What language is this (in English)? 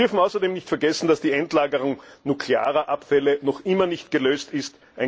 German